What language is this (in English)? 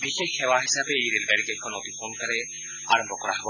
Assamese